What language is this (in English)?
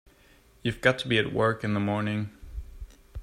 English